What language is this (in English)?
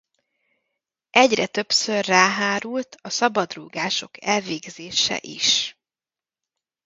Hungarian